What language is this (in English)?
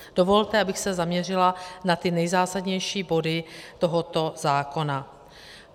Czech